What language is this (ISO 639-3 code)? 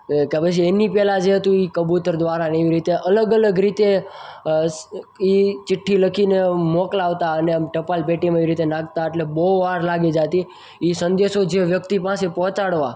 guj